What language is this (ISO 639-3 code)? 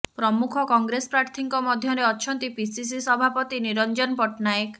ori